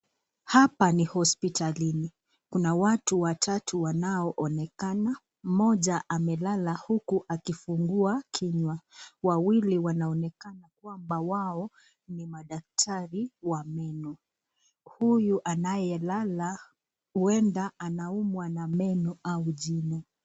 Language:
Swahili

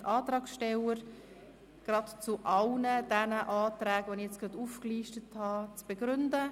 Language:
Swiss German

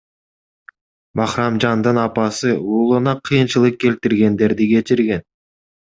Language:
Kyrgyz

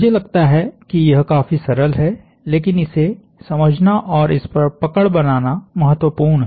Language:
Hindi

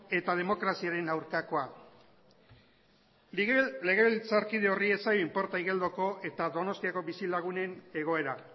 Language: Basque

